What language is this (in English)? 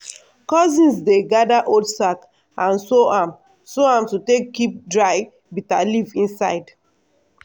Nigerian Pidgin